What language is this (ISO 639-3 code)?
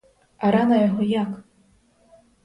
ukr